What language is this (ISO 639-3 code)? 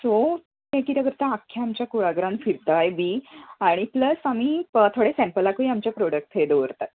kok